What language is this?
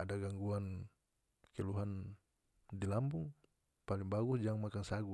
North Moluccan Malay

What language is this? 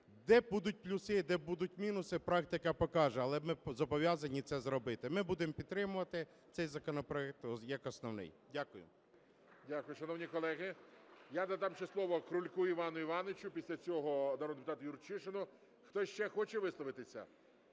Ukrainian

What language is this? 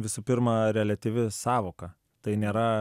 Lithuanian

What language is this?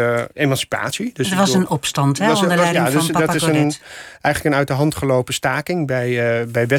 Dutch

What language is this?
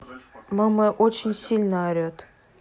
Russian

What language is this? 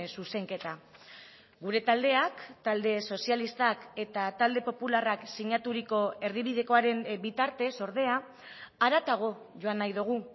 Basque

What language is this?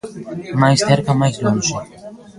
Galician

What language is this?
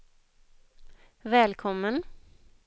Swedish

